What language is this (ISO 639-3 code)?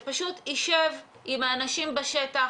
heb